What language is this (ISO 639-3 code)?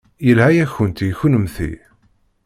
kab